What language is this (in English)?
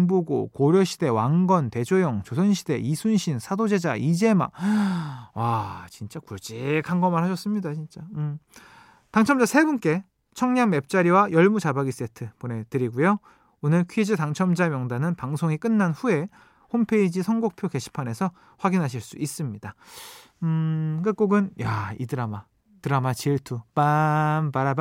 Korean